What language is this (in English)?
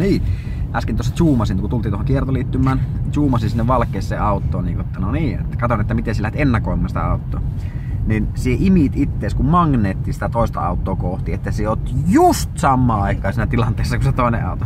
Finnish